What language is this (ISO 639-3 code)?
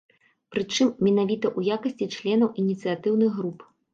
bel